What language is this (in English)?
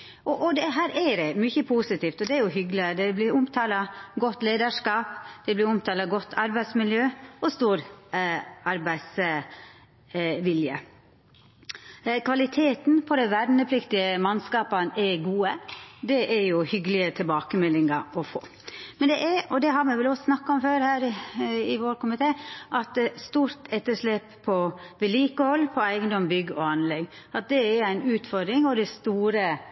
Norwegian Nynorsk